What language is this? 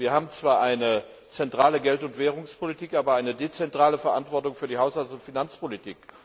German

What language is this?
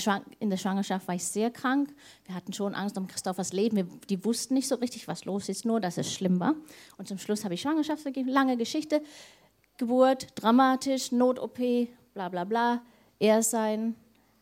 German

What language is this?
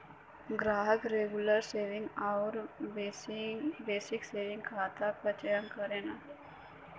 Bhojpuri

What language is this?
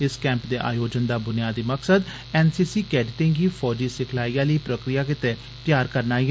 Dogri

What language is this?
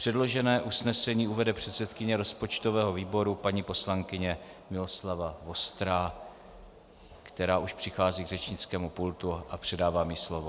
Czech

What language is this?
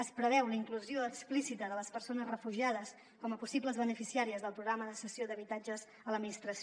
Catalan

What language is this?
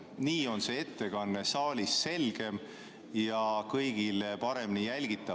Estonian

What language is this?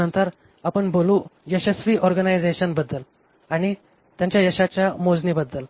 Marathi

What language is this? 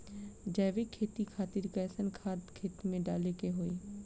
Bhojpuri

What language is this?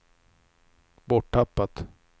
Swedish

